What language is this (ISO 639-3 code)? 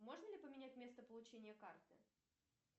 rus